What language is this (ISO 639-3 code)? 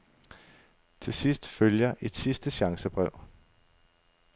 dan